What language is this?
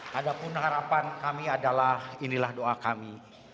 Indonesian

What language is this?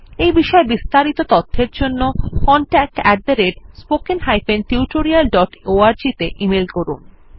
Bangla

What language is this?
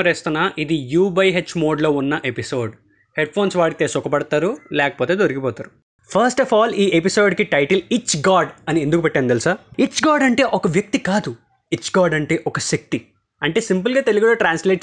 Telugu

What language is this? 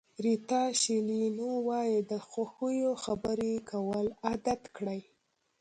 Pashto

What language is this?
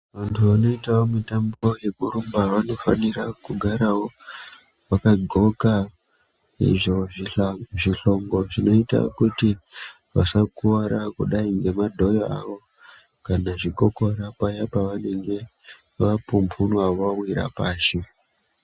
Ndau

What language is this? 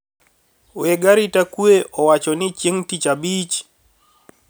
Luo (Kenya and Tanzania)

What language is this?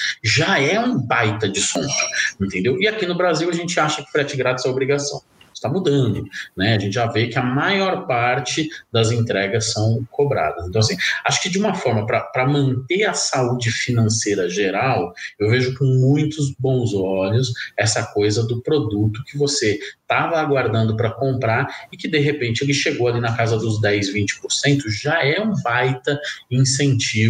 Portuguese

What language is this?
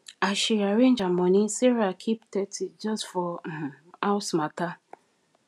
Nigerian Pidgin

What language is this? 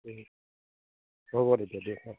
Assamese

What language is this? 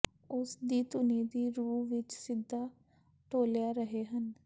Punjabi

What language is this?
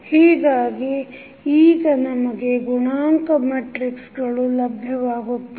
Kannada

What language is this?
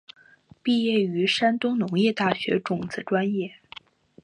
Chinese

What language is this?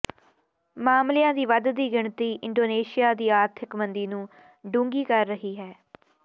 Punjabi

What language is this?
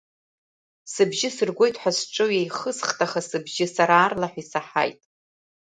Abkhazian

